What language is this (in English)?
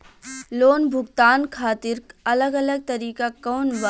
Bhojpuri